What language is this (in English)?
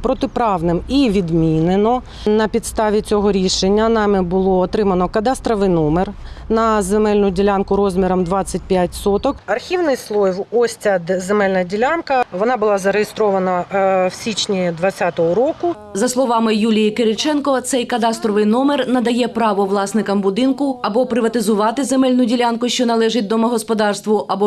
Ukrainian